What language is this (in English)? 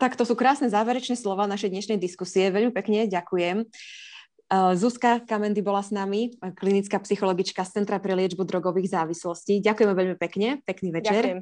Slovak